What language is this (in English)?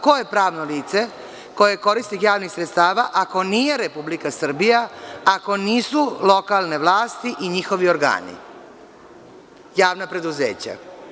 Serbian